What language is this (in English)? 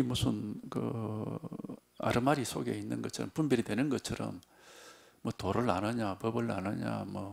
Korean